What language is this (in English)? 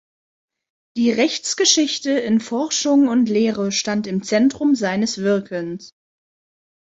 German